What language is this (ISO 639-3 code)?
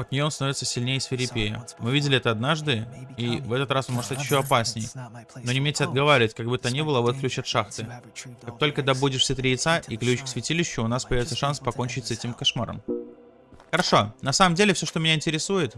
rus